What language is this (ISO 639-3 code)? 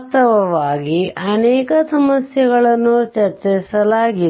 kan